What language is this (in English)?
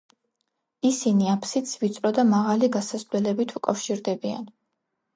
Georgian